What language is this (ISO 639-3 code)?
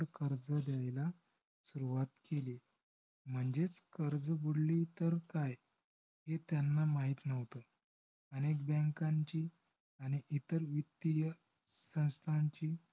mar